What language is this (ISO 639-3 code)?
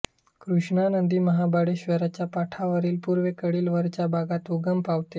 mar